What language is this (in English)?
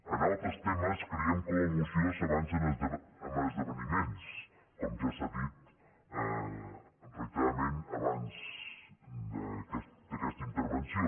Catalan